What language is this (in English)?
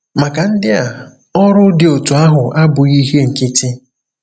Igbo